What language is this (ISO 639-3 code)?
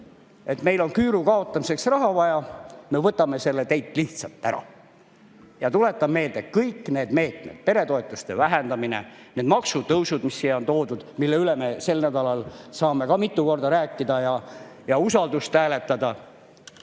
est